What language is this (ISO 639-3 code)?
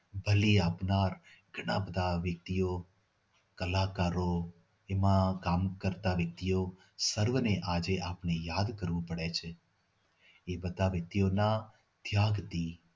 guj